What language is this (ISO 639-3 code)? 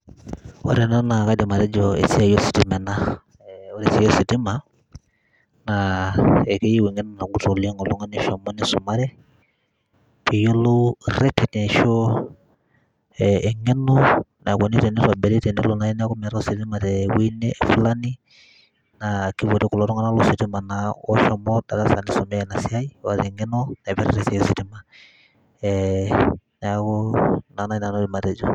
mas